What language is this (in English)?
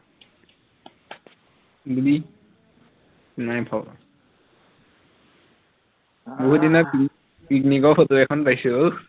Assamese